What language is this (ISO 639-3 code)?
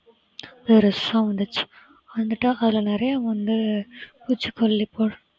tam